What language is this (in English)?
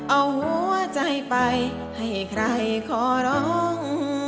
Thai